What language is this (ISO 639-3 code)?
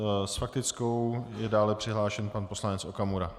ces